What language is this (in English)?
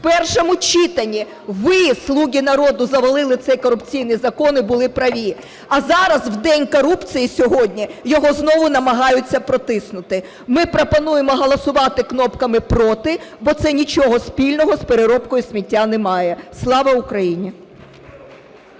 Ukrainian